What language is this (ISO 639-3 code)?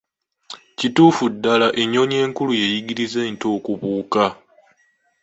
lug